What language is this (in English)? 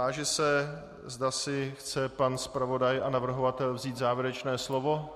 Czech